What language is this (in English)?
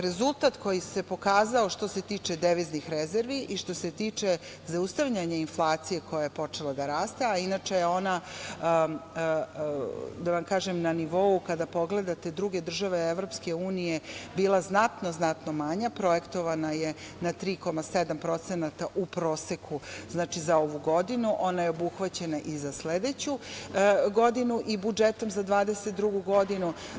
Serbian